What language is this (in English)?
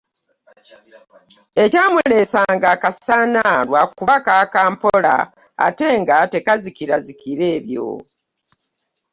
Ganda